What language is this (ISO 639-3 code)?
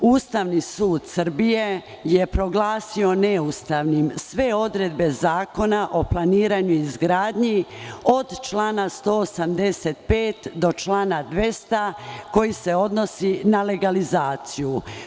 srp